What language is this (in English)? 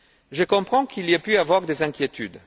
French